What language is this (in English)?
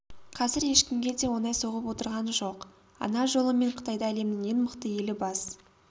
Kazakh